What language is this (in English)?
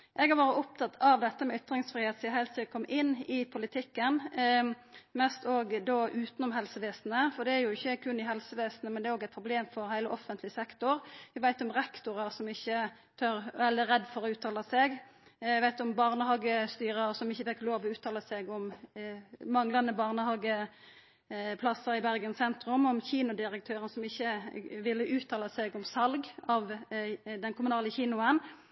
Norwegian Nynorsk